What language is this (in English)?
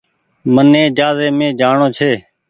Goaria